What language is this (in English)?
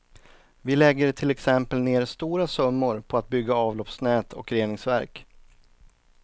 Swedish